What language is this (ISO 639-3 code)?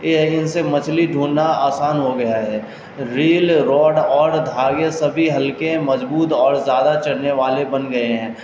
urd